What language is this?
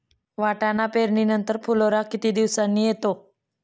Marathi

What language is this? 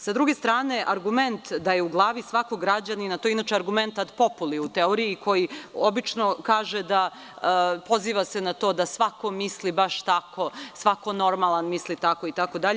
Serbian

